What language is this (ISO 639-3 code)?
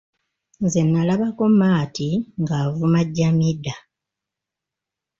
lug